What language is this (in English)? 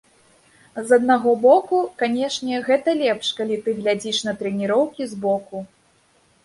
Belarusian